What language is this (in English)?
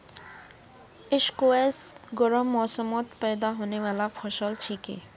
Magahi